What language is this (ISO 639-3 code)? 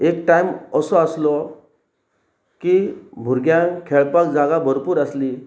kok